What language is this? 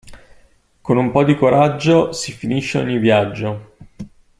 Italian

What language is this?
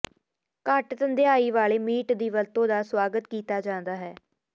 Punjabi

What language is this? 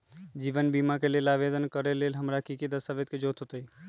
Magahi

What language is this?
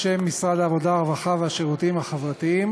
Hebrew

